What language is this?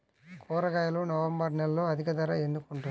Telugu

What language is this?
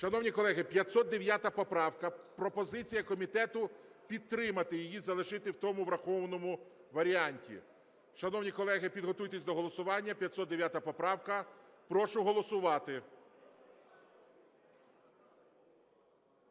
Ukrainian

